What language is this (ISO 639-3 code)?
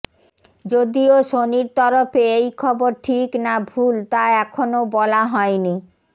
ben